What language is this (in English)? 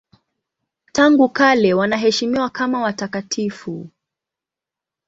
Swahili